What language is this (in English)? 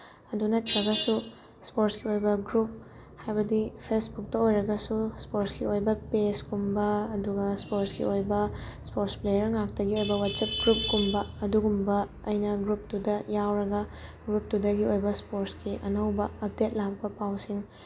Manipuri